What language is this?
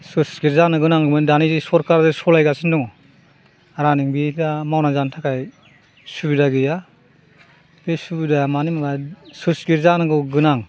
Bodo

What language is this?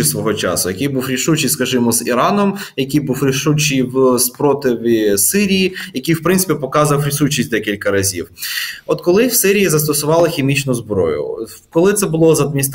Ukrainian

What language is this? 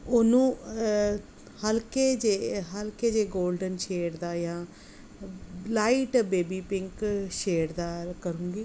Punjabi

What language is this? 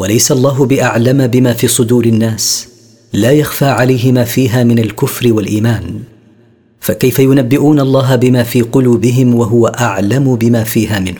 Arabic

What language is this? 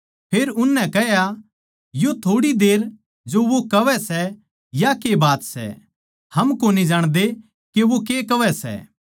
Haryanvi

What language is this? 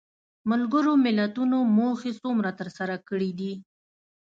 Pashto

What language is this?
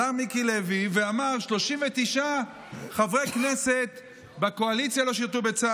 Hebrew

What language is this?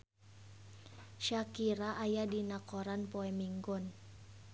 Sundanese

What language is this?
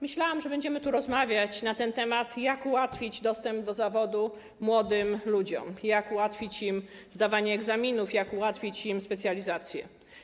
Polish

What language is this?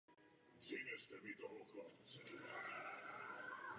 Czech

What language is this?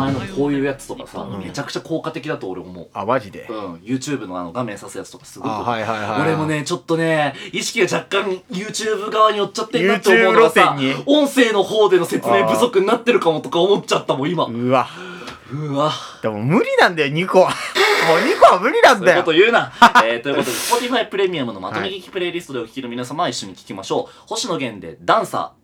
Japanese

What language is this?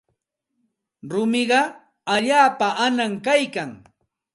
Santa Ana de Tusi Pasco Quechua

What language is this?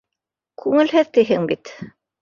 Bashkir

